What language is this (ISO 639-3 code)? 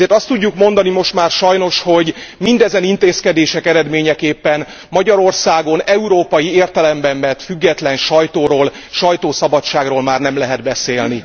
hun